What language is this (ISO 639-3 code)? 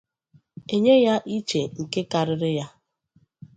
ibo